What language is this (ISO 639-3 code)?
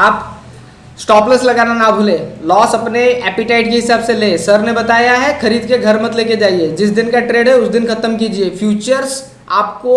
hin